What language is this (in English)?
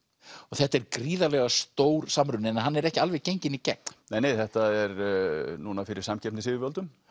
Icelandic